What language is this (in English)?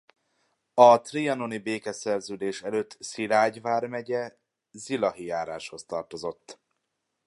Hungarian